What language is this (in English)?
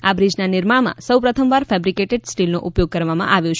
Gujarati